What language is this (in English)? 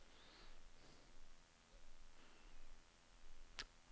Norwegian